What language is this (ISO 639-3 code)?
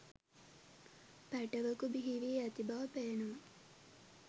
sin